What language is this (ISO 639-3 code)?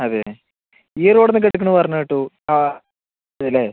mal